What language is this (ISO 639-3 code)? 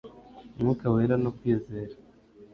kin